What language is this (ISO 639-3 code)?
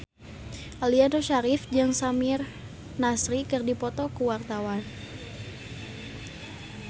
sun